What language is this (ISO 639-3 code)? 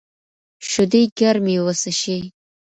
pus